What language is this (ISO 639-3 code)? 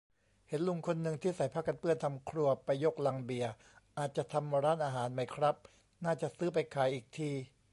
tha